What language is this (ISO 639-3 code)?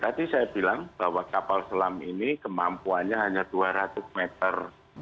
ind